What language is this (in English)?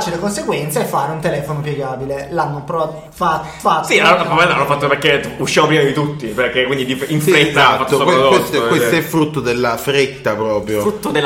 Italian